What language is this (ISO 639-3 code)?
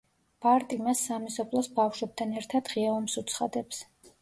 kat